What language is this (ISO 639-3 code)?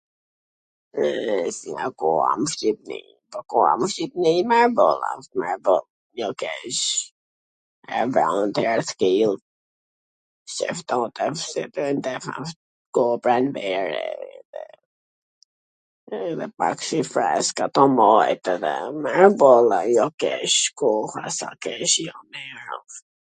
aln